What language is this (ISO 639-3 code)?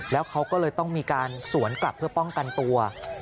tha